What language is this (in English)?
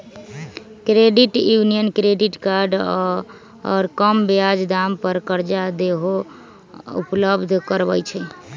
Magahi